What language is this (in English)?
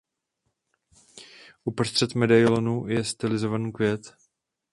Czech